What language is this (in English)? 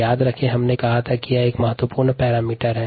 Hindi